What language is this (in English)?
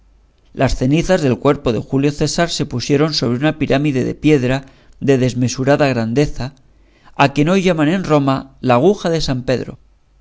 Spanish